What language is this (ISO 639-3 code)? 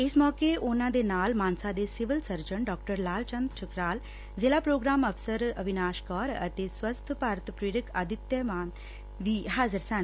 pan